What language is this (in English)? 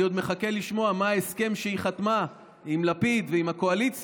Hebrew